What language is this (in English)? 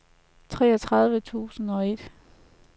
Danish